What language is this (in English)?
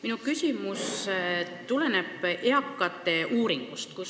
Estonian